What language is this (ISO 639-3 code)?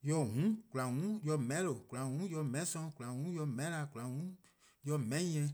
kqo